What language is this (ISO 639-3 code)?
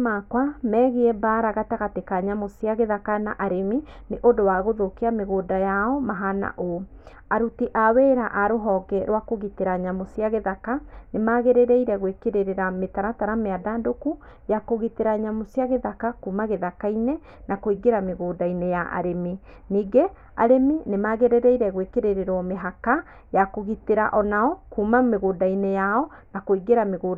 kik